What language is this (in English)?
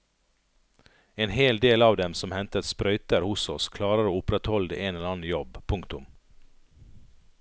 Norwegian